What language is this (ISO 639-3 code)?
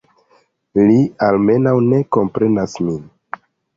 epo